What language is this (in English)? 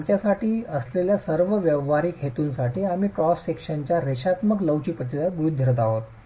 Marathi